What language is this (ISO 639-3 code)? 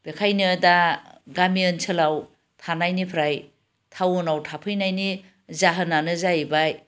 brx